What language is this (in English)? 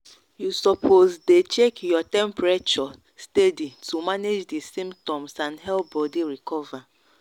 Nigerian Pidgin